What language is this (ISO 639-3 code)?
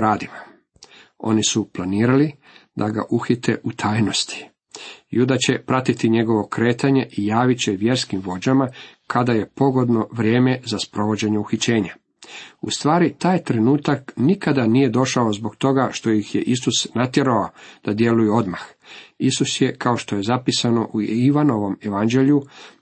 hrv